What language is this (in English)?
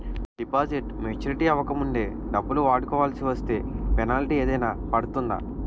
Telugu